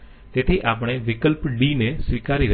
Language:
Gujarati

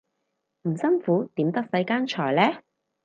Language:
Cantonese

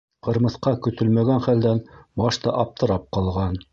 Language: Bashkir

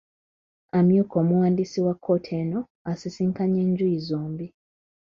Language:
Ganda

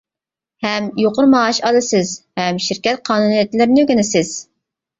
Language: Uyghur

